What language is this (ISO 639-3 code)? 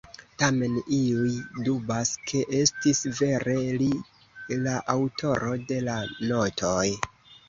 epo